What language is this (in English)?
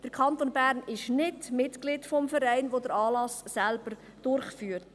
Swiss German